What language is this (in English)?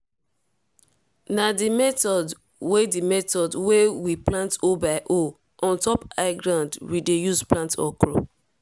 Nigerian Pidgin